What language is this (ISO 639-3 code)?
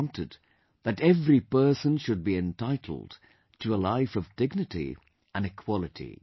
eng